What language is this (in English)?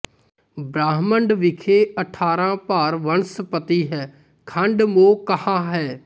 Punjabi